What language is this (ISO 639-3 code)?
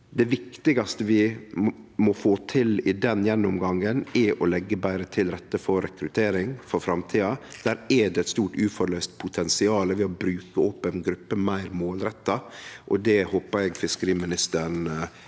nor